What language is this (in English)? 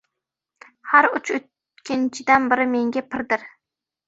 Uzbek